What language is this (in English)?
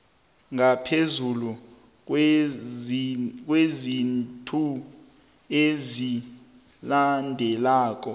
South Ndebele